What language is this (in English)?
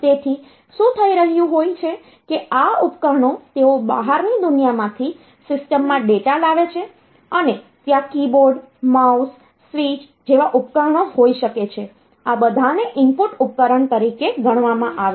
Gujarati